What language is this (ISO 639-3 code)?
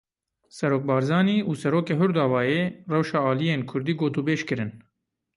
kur